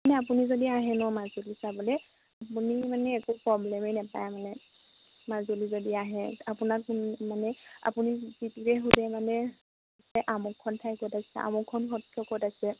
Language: Assamese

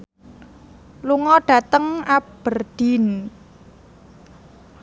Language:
Javanese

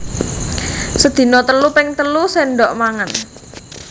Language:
Javanese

